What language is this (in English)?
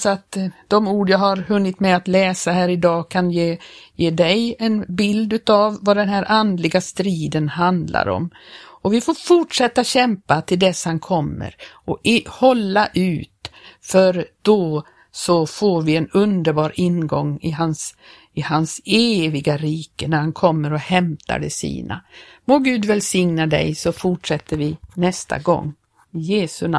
Swedish